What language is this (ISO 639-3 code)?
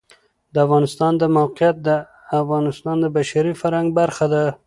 pus